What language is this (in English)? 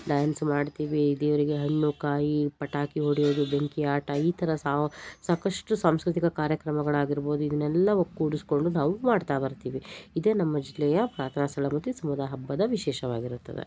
Kannada